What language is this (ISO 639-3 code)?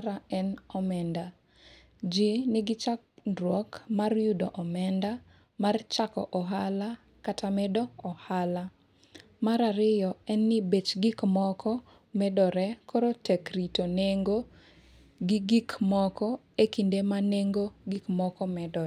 luo